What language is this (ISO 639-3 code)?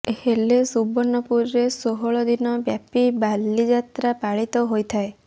ori